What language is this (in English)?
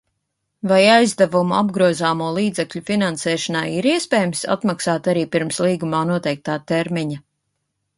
Latvian